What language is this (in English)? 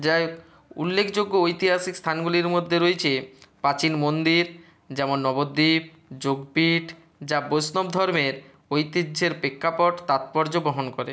Bangla